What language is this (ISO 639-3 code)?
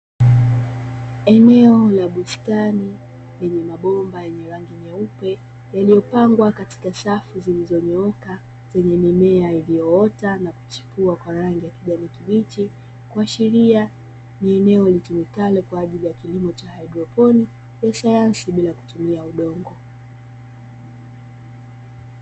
swa